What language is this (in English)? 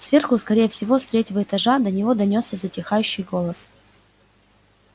Russian